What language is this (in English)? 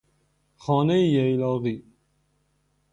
Persian